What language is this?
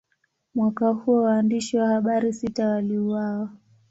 Swahili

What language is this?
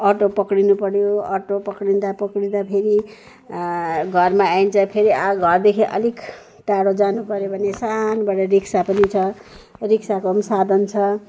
Nepali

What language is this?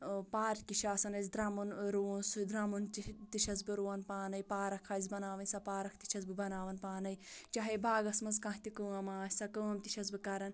Kashmiri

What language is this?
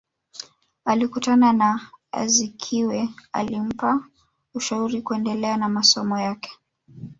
Swahili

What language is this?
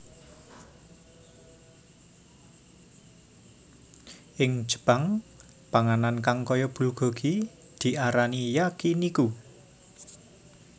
Javanese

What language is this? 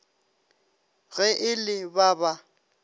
Northern Sotho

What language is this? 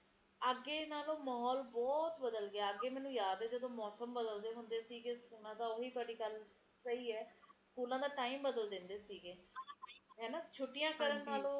Punjabi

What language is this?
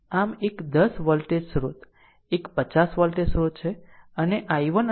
Gujarati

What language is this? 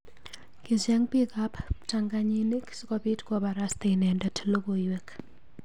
Kalenjin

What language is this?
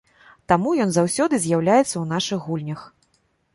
Belarusian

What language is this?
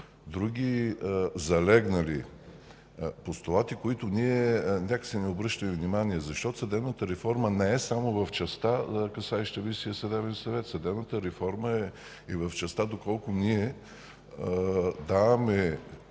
Bulgarian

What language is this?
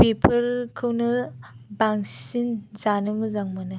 Bodo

